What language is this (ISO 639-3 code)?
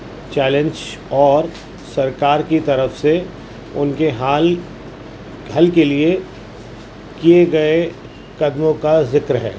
urd